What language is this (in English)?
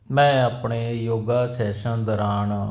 Punjabi